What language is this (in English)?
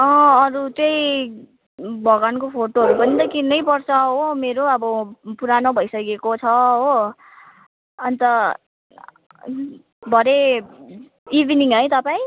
Nepali